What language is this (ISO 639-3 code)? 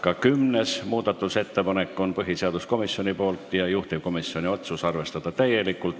est